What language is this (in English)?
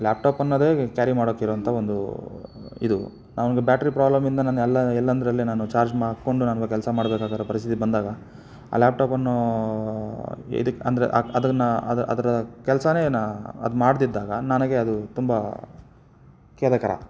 Kannada